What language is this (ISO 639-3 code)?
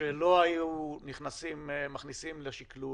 heb